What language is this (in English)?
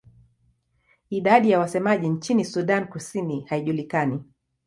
Swahili